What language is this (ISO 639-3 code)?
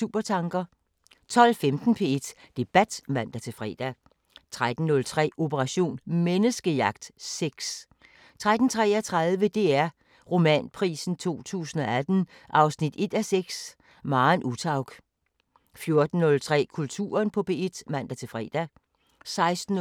dan